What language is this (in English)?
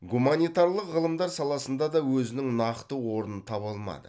Kazakh